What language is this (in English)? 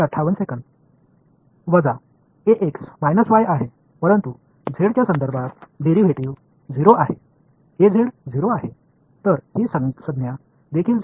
Tamil